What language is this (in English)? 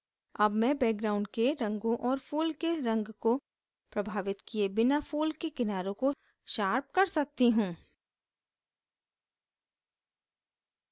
Hindi